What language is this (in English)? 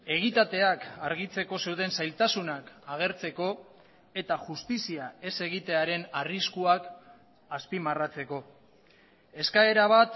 Basque